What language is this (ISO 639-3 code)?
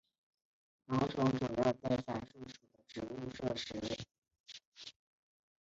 zho